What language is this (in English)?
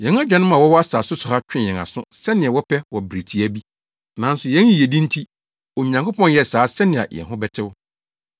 Akan